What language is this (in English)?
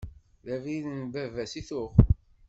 Kabyle